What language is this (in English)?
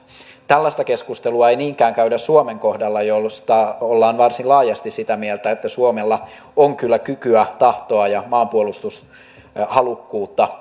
Finnish